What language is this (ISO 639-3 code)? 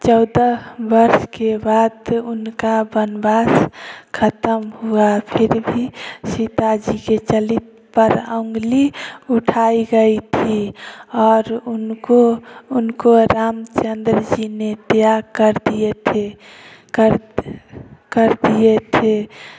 hin